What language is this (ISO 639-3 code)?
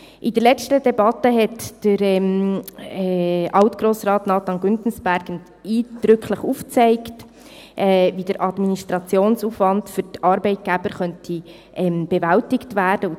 gsw